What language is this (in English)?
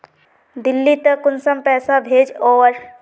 Magahi